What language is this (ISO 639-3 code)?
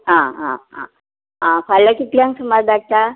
kok